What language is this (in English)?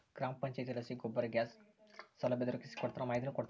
Kannada